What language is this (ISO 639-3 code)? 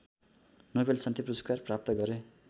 nep